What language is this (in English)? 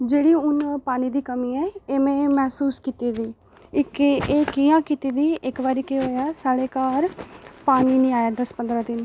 Dogri